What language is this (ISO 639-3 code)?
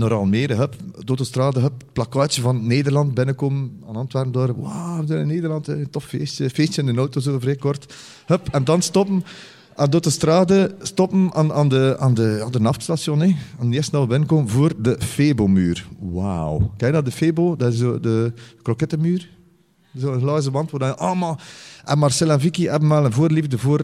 nld